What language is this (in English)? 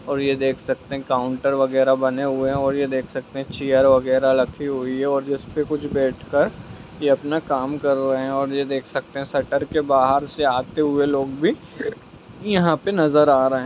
Magahi